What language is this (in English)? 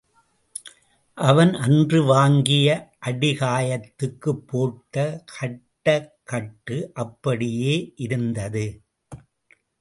Tamil